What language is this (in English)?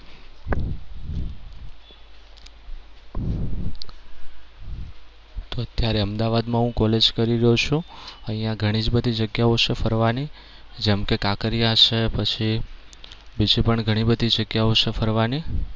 Gujarati